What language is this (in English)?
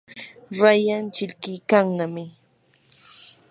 Yanahuanca Pasco Quechua